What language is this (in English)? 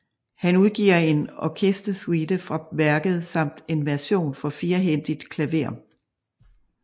Danish